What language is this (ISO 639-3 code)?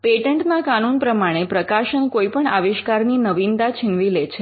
guj